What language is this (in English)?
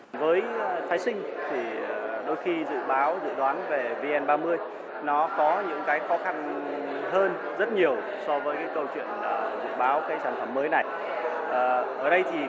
Vietnamese